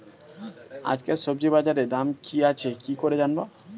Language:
Bangla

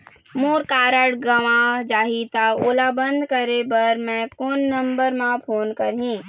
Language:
Chhattisgarhi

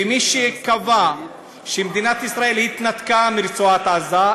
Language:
Hebrew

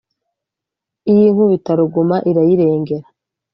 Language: Kinyarwanda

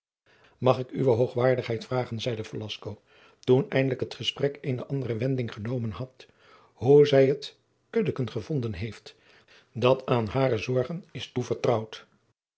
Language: Dutch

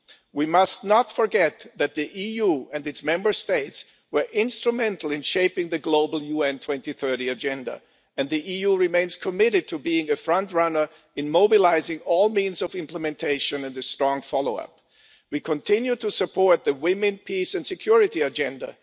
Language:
English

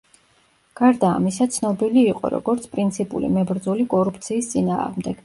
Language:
Georgian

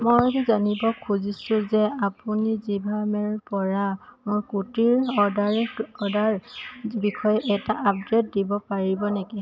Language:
Assamese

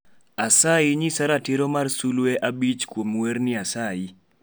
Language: Luo (Kenya and Tanzania)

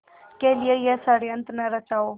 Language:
Hindi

